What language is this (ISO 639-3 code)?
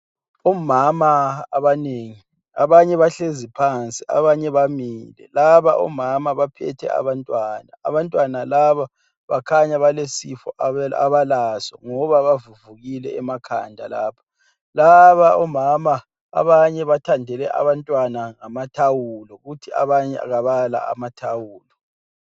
nde